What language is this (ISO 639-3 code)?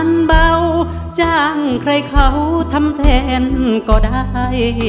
tha